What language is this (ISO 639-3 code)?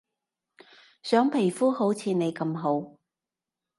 yue